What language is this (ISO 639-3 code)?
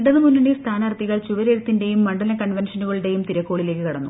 mal